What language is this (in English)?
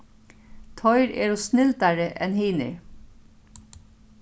Faroese